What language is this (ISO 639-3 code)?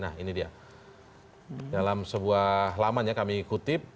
ind